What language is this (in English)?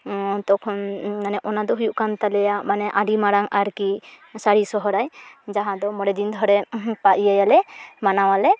Santali